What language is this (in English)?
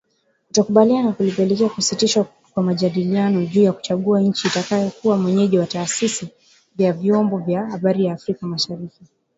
Swahili